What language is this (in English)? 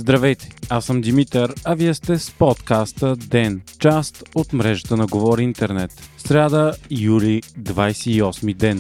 Bulgarian